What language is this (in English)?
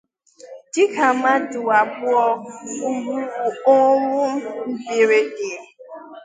Igbo